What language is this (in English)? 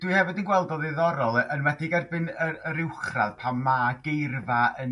Welsh